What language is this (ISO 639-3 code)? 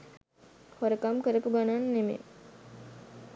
sin